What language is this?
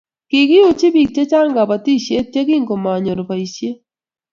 Kalenjin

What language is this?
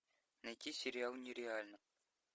Russian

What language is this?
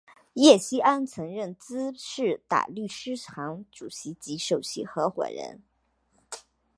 Chinese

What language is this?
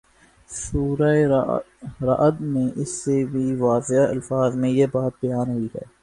Urdu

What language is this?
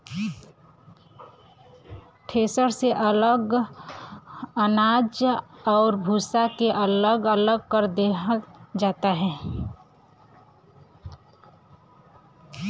Bhojpuri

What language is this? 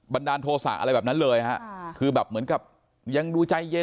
Thai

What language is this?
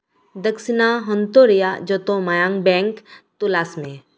Santali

